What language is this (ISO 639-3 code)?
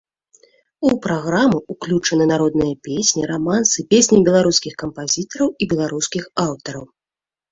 bel